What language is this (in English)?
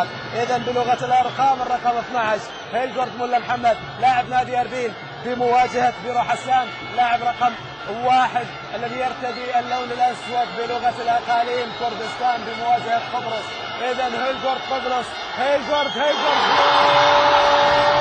Arabic